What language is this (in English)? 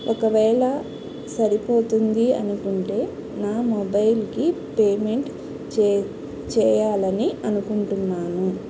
Telugu